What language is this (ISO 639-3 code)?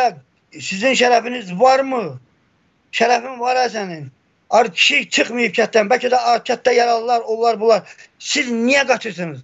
tur